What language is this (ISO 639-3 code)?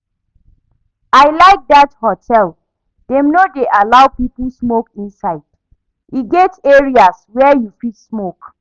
pcm